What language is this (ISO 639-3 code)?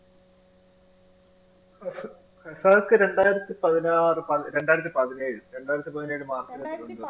mal